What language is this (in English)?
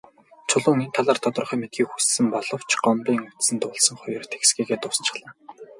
Mongolian